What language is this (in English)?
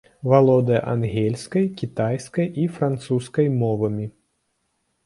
Belarusian